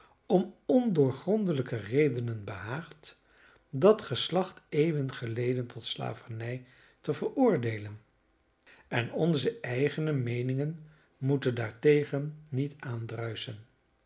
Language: Dutch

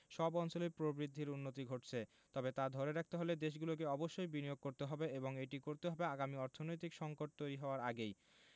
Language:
Bangla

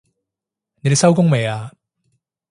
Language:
Cantonese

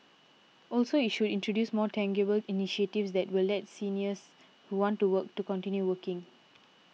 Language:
English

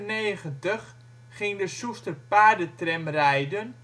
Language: Dutch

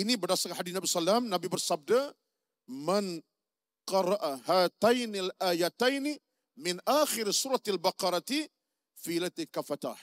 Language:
Malay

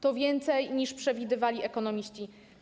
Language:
Polish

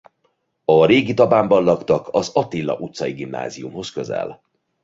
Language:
Hungarian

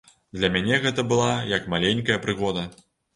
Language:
Belarusian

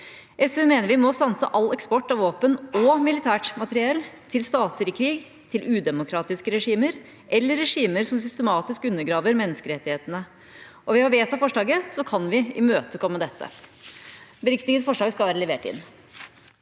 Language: Norwegian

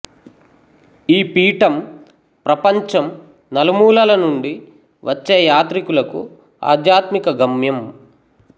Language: Telugu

